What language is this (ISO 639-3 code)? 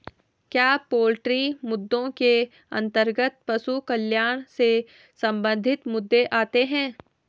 hin